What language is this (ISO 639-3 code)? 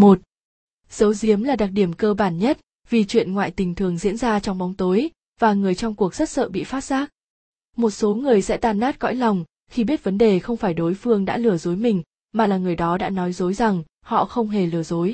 vie